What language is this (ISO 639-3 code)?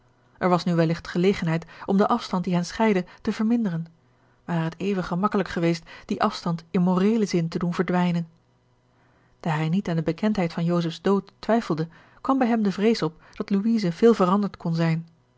nld